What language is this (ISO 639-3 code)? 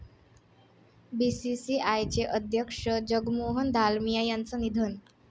mar